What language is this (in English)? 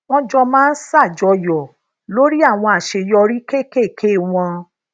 Yoruba